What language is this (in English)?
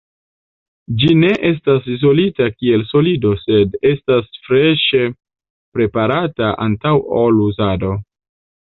Esperanto